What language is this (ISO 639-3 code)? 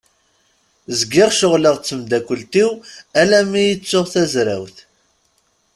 kab